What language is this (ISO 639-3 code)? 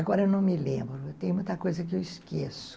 por